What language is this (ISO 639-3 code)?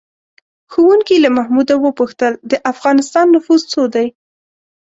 pus